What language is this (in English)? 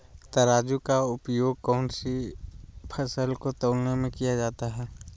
Magahi